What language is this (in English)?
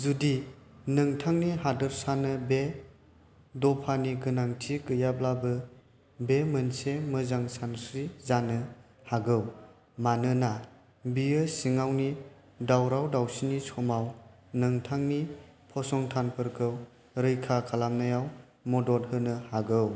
Bodo